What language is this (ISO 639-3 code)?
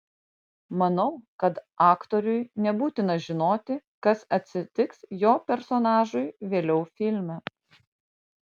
lit